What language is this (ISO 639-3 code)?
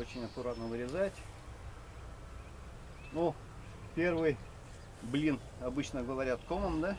rus